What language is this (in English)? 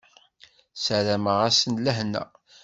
Kabyle